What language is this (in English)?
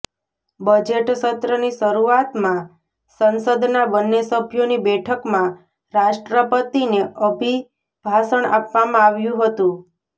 Gujarati